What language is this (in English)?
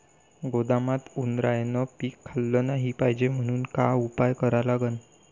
Marathi